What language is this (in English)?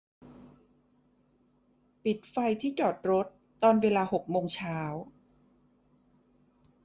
Thai